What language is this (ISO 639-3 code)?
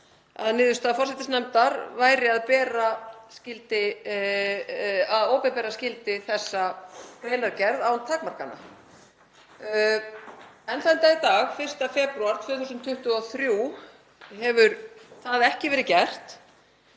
isl